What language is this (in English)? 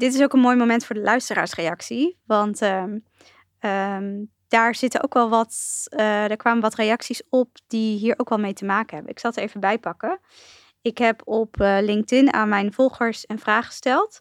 Dutch